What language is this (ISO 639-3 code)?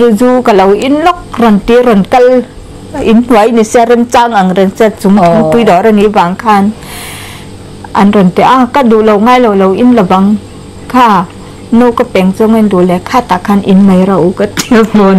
tha